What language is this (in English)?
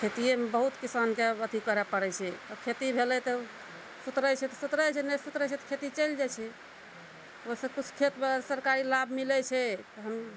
Maithili